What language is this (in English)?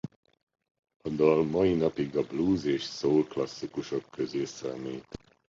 Hungarian